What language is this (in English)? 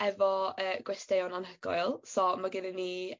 Welsh